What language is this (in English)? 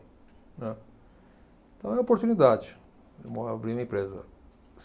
Portuguese